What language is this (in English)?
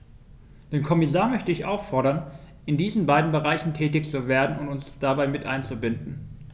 German